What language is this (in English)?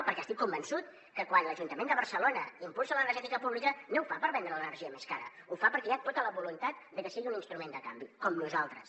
Catalan